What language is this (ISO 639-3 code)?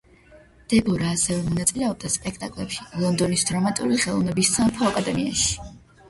kat